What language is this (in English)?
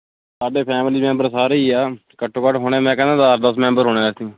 Punjabi